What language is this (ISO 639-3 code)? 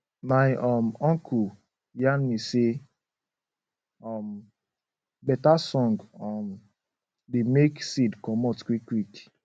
pcm